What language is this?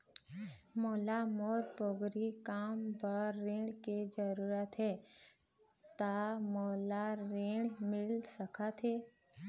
Chhattisgarhi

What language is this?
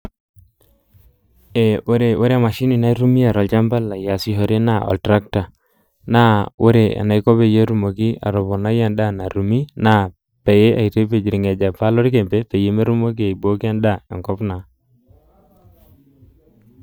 Masai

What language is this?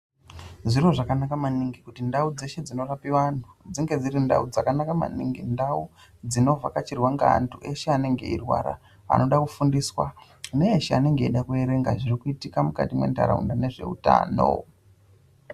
Ndau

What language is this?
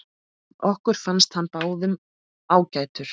Icelandic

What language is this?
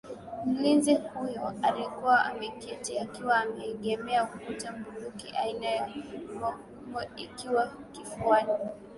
Swahili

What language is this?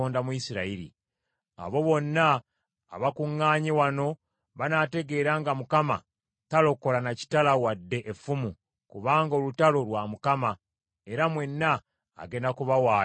Ganda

